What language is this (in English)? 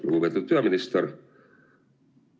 Estonian